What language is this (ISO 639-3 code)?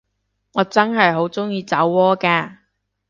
yue